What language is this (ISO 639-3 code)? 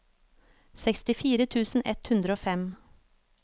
nor